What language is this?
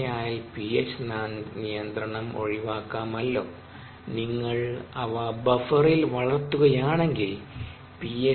Malayalam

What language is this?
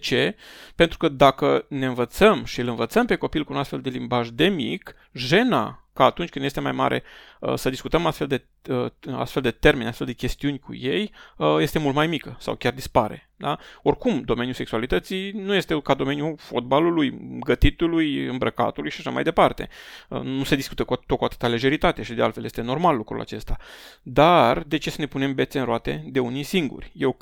Romanian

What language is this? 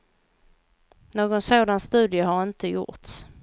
Swedish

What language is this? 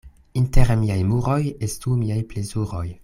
Esperanto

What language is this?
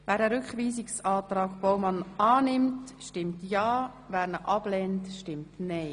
Swiss German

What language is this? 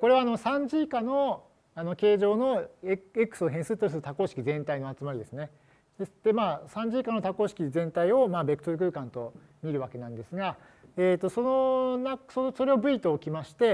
Japanese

